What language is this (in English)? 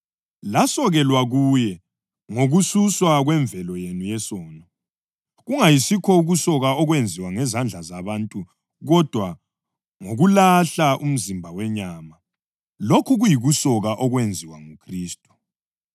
North Ndebele